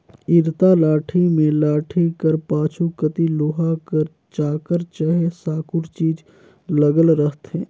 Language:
Chhattisgarhi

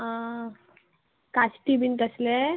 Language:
Konkani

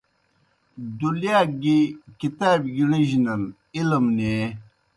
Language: Kohistani Shina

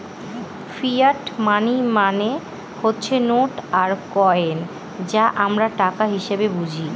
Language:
Bangla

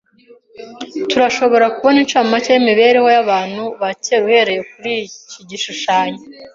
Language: Kinyarwanda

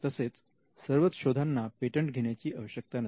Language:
Marathi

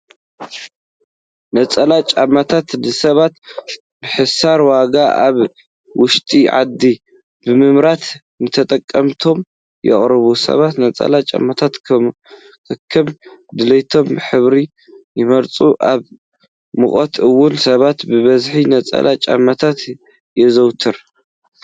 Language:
Tigrinya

